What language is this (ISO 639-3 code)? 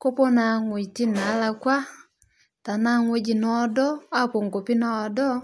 mas